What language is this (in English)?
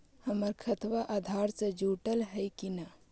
Magahi